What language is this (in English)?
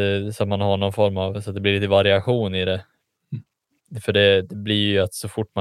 Swedish